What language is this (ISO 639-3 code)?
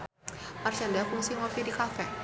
sun